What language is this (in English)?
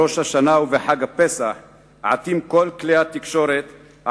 Hebrew